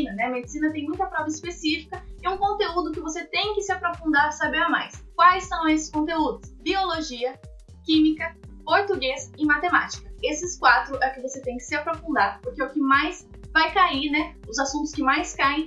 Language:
Portuguese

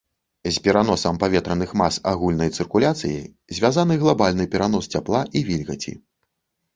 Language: Belarusian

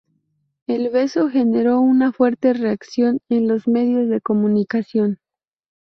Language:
Spanish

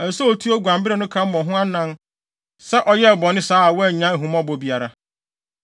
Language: Akan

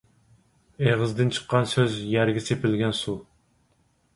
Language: Uyghur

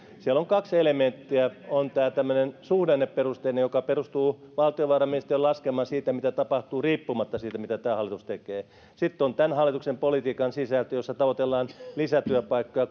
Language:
Finnish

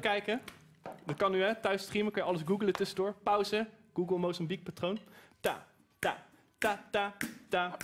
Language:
Dutch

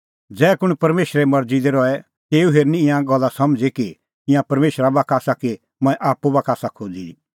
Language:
Kullu Pahari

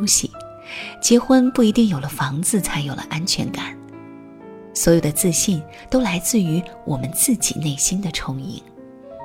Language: Chinese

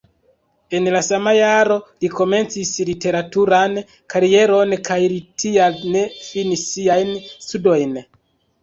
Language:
Esperanto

